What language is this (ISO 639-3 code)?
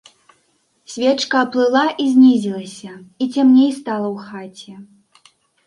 bel